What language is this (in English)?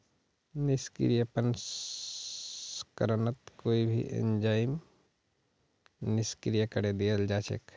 Magahi